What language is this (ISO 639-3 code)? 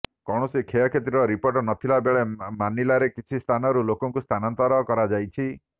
ori